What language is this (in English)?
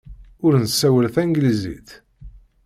Kabyle